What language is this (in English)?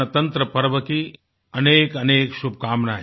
Hindi